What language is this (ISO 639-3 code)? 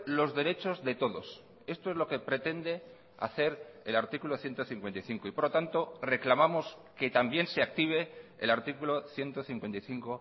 spa